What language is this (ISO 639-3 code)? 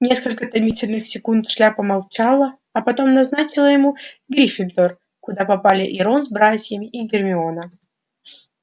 rus